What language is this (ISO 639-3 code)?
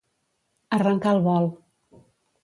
cat